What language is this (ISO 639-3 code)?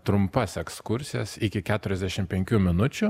lit